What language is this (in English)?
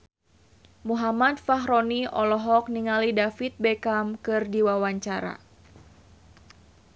Sundanese